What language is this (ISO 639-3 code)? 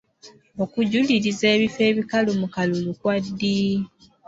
lug